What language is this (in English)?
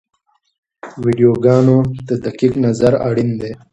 Pashto